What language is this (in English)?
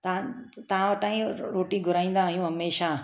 Sindhi